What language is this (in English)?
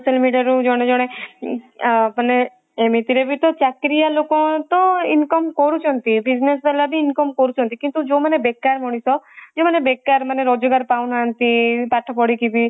Odia